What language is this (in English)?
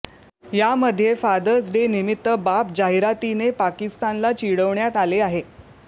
Marathi